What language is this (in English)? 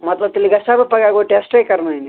Kashmiri